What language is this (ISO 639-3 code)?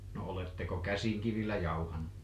fin